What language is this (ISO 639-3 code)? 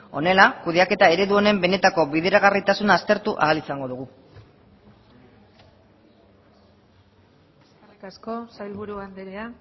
eus